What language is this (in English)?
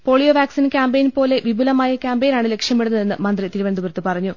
Malayalam